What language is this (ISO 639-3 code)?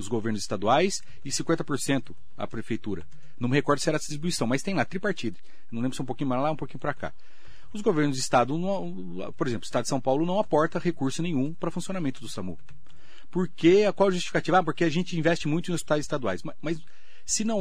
por